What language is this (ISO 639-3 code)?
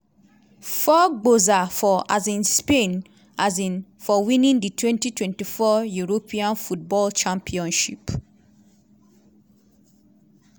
pcm